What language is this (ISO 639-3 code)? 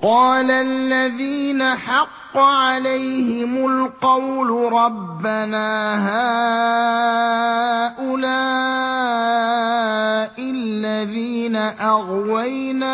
ara